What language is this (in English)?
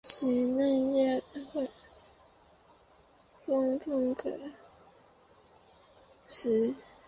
Chinese